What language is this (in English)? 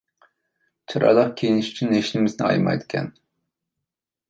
Uyghur